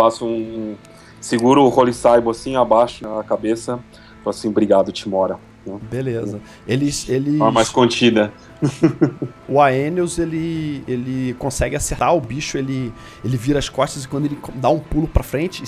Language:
Portuguese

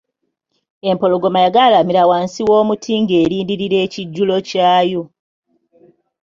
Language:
Ganda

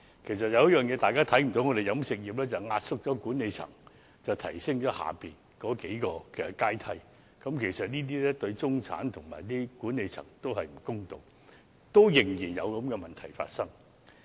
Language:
Cantonese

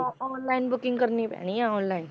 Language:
Punjabi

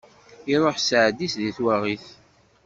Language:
Kabyle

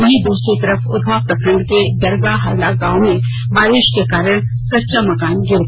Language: Hindi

